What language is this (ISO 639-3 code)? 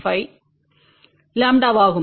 tam